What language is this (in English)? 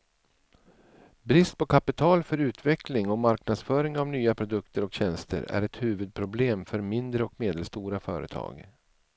Swedish